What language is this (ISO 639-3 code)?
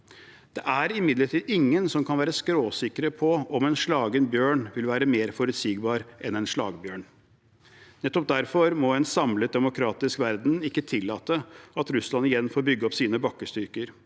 nor